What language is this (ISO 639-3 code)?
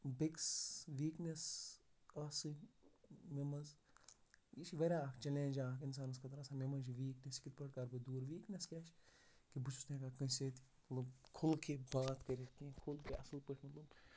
kas